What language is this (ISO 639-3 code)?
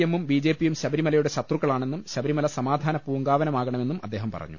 mal